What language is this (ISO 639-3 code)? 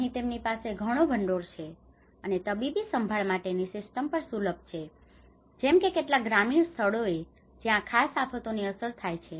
guj